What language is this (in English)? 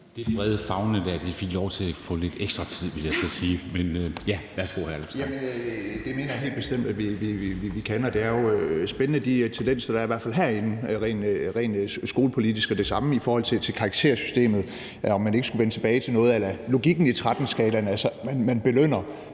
Danish